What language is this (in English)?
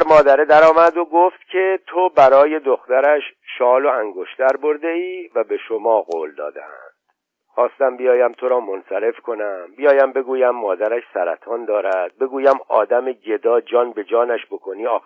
Persian